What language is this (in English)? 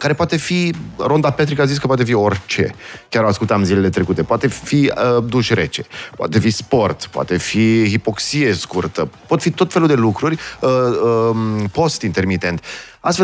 Romanian